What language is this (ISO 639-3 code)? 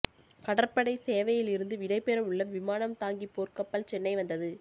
tam